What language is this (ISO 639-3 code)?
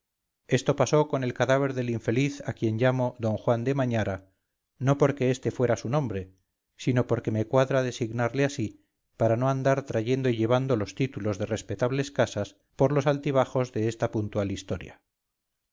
spa